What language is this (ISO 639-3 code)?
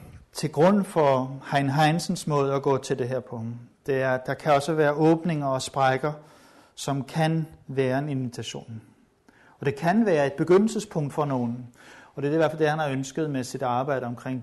dan